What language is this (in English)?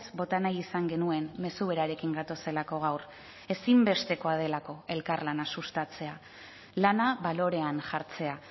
Basque